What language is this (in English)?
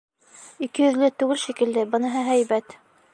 Bashkir